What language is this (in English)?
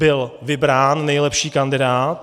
Czech